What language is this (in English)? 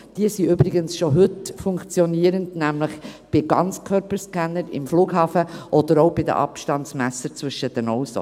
Swiss German